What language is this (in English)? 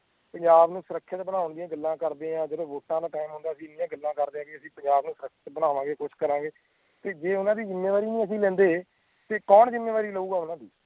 Punjabi